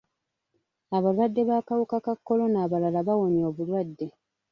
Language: Ganda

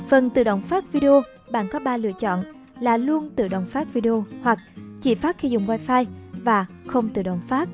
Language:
Vietnamese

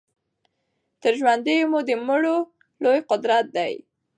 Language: Pashto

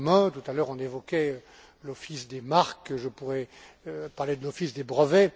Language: French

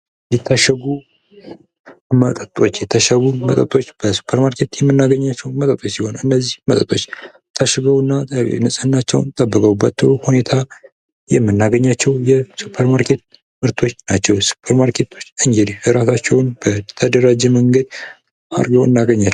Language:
Amharic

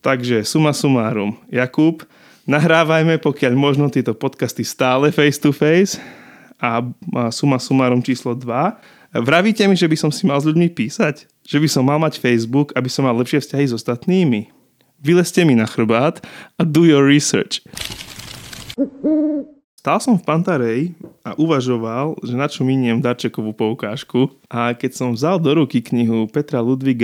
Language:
Slovak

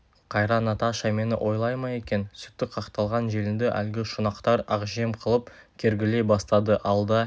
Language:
Kazakh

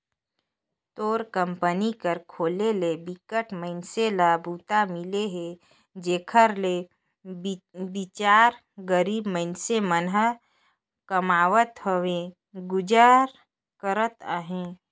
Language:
Chhattisgarhi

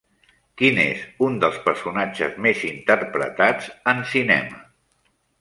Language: Catalan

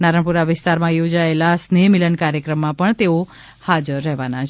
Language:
Gujarati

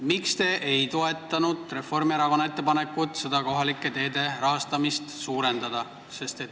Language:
Estonian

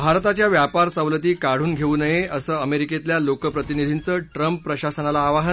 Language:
Marathi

